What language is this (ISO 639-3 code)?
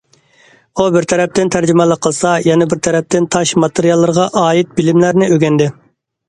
uig